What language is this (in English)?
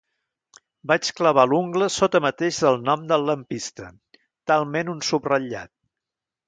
Catalan